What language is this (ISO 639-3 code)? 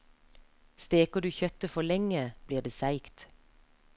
nor